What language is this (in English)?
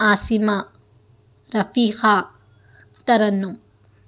Urdu